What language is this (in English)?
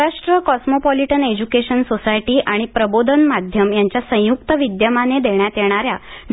Marathi